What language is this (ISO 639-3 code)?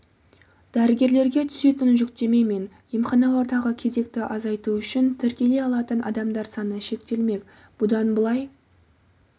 kaz